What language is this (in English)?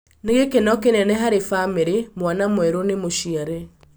Kikuyu